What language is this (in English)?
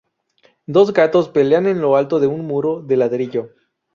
Spanish